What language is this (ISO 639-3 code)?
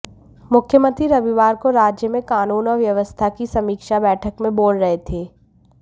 hin